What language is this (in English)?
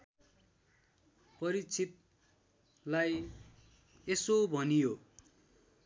Nepali